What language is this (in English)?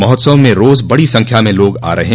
Hindi